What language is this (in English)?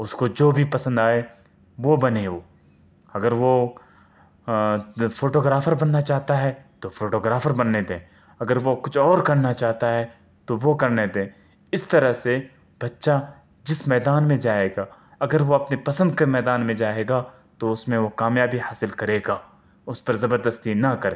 Urdu